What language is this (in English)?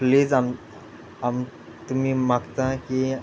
Konkani